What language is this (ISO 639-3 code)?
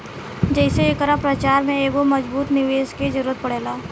bho